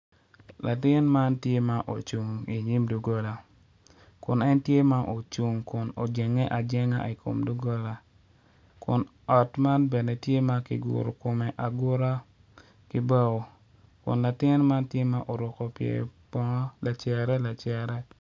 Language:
Acoli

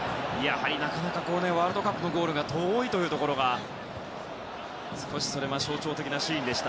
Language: Japanese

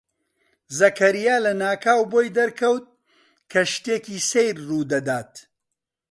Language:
Central Kurdish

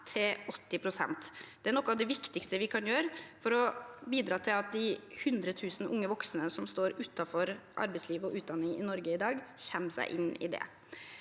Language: Norwegian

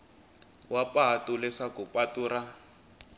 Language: Tsonga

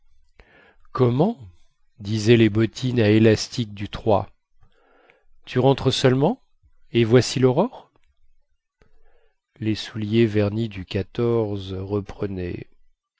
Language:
French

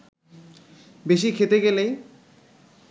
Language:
Bangla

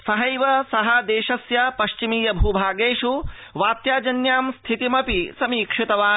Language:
Sanskrit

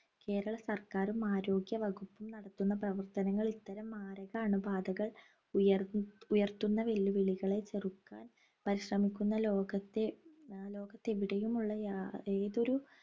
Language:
Malayalam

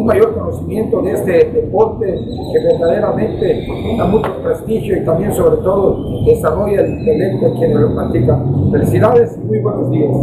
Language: Spanish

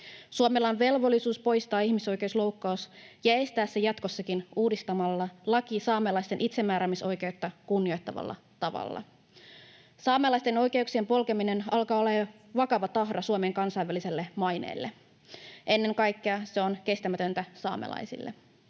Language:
Finnish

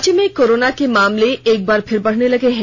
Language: Hindi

